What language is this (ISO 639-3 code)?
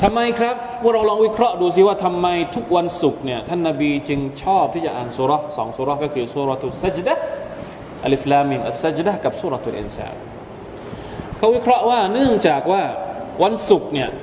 tha